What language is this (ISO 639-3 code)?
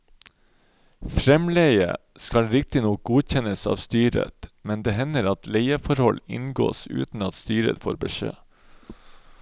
nor